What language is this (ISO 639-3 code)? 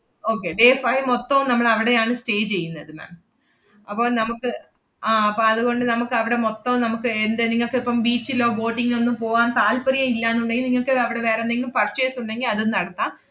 mal